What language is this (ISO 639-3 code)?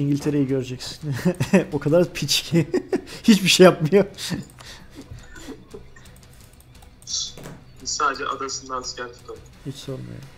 tur